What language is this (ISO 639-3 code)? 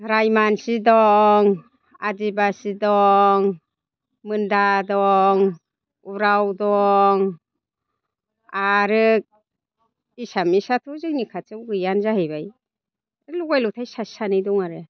brx